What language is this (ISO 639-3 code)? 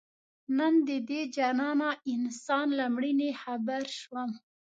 pus